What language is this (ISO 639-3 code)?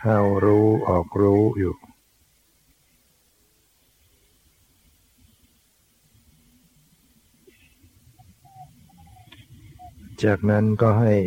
tha